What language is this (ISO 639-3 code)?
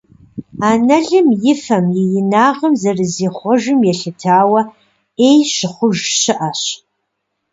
kbd